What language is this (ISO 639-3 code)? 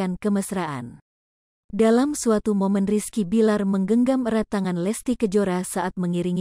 ind